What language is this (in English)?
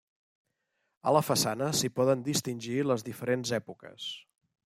Catalan